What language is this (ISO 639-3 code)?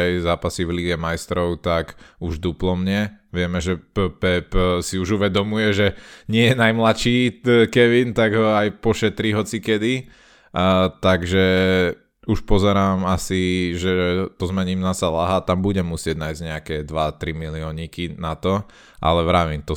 slk